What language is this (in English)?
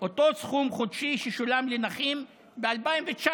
Hebrew